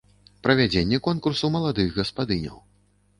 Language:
Belarusian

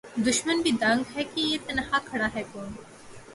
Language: Urdu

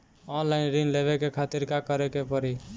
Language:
Bhojpuri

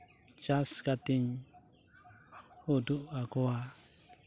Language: Santali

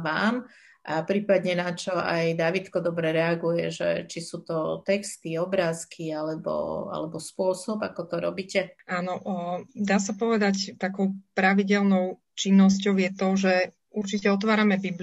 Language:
Slovak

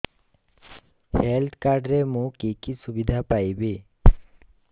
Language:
Odia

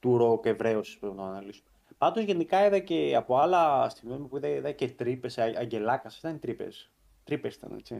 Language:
Greek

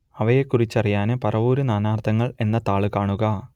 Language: Malayalam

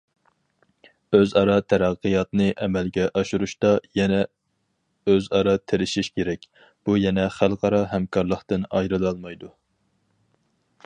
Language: Uyghur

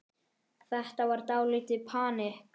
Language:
Icelandic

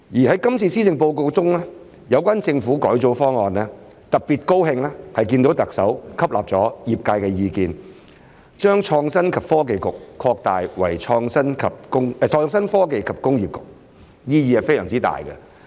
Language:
Cantonese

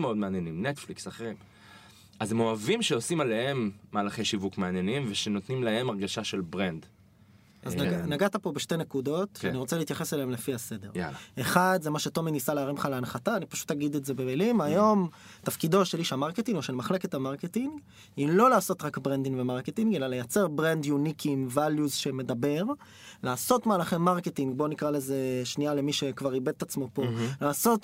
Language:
Hebrew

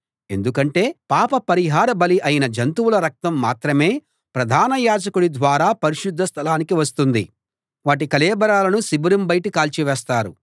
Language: Telugu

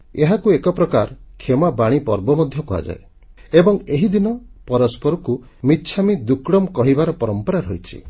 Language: Odia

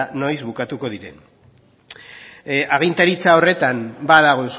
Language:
Basque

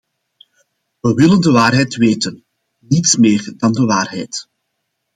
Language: Dutch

